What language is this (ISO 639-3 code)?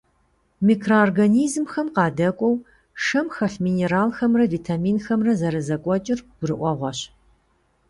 kbd